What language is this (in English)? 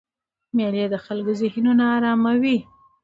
Pashto